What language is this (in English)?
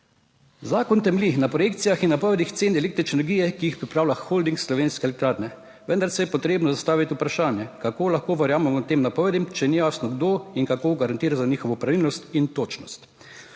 Slovenian